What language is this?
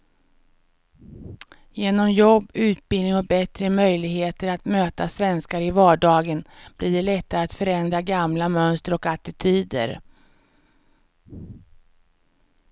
Swedish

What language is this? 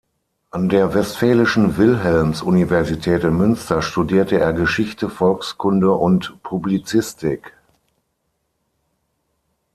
German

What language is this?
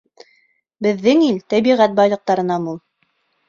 Bashkir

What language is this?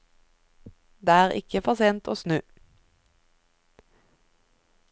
Norwegian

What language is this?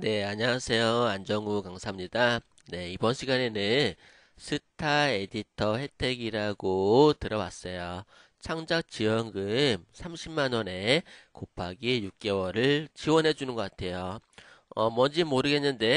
Korean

